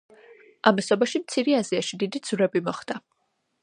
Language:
Georgian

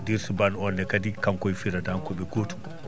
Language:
Fula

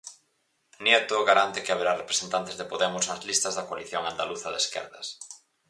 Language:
Galician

